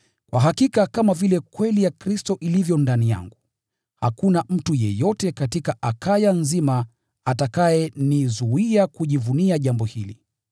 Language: Swahili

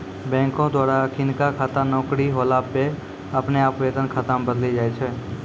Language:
Maithili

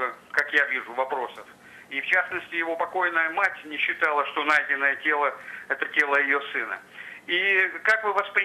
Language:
Russian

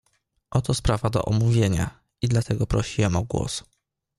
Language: Polish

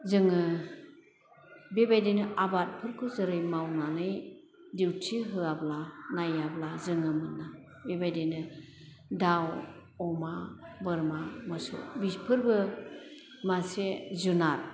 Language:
Bodo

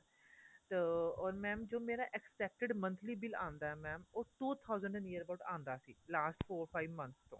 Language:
Punjabi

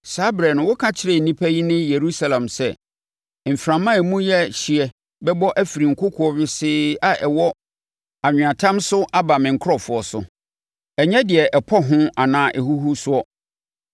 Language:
Akan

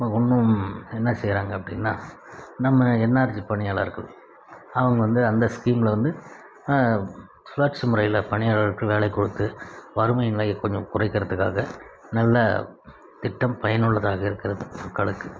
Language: Tamil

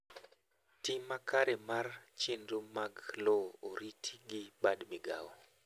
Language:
Luo (Kenya and Tanzania)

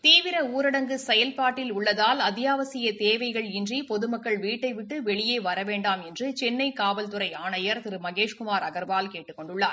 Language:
Tamil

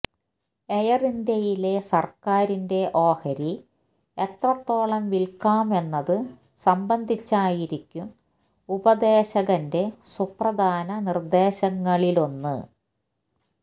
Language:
Malayalam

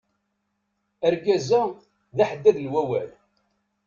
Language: Kabyle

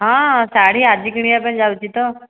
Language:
Odia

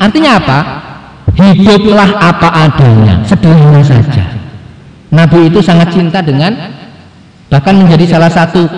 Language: Indonesian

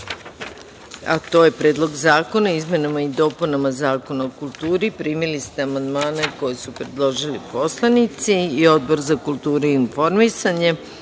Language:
Serbian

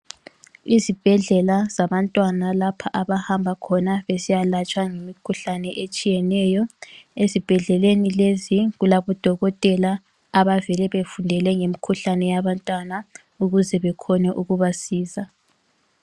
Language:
North Ndebele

